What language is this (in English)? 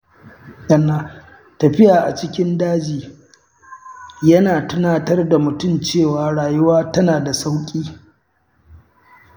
Hausa